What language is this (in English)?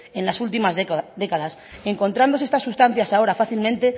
Spanish